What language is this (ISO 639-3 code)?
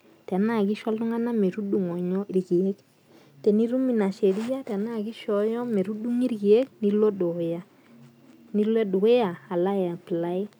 mas